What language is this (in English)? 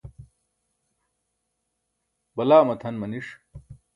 Burushaski